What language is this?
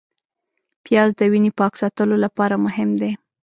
Pashto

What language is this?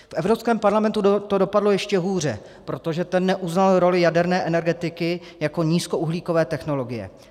Czech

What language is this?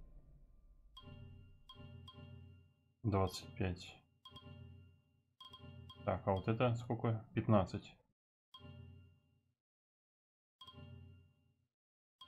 Russian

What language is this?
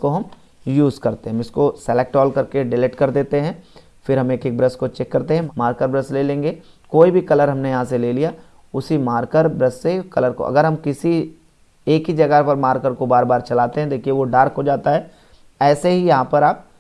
Hindi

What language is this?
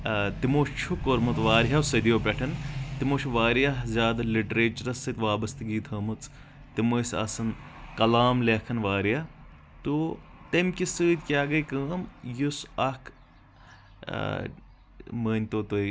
Kashmiri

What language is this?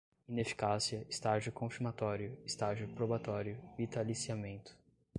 Portuguese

